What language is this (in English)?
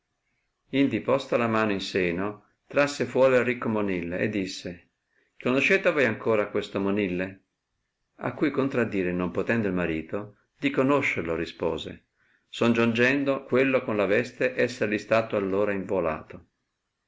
Italian